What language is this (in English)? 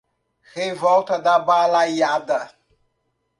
Portuguese